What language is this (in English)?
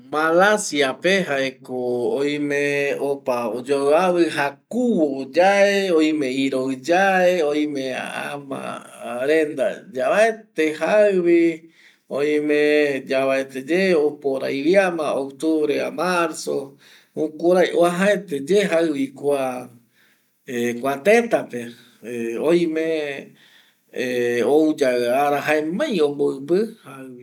Eastern Bolivian Guaraní